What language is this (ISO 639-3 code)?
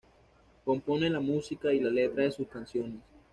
spa